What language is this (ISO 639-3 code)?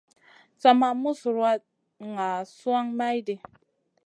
mcn